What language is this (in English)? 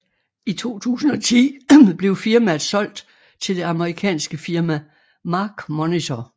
Danish